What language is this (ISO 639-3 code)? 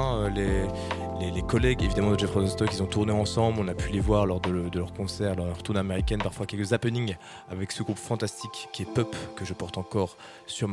fra